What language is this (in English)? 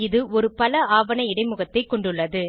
Tamil